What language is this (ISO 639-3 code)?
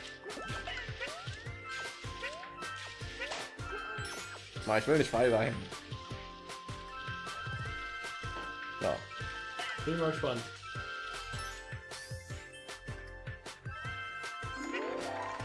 deu